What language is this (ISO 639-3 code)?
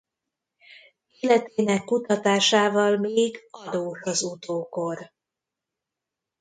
hun